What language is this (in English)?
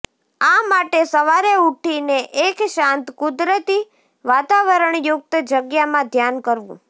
Gujarati